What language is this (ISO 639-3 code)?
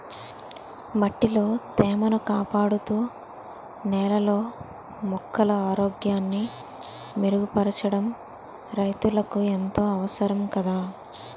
tel